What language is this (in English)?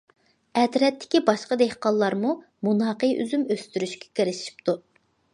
Uyghur